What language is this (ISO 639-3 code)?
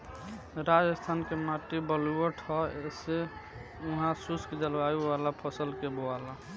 bho